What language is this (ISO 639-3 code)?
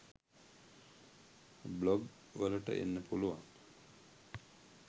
sin